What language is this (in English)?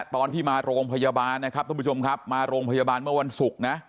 Thai